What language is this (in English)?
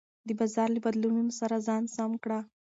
Pashto